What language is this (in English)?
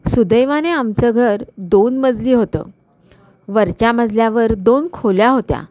Marathi